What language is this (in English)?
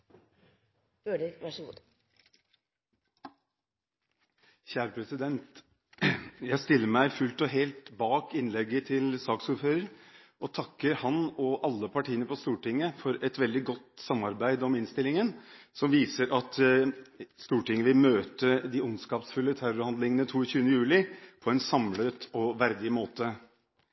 Norwegian Bokmål